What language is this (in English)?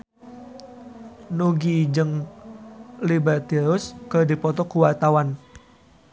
Sundanese